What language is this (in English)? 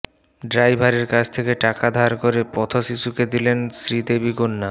Bangla